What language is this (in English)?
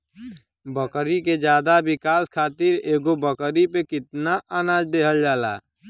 Bhojpuri